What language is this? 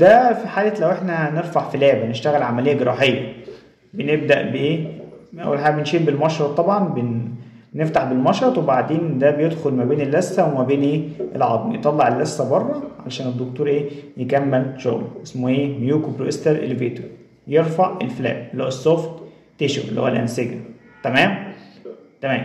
Arabic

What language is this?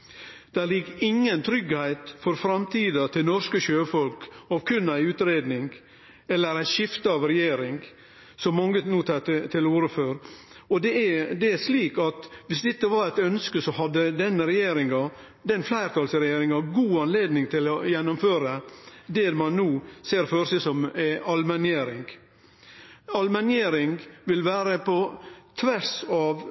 Norwegian Nynorsk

